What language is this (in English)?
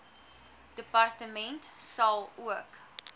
Afrikaans